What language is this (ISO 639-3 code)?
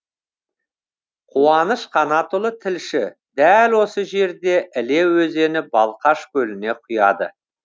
kaz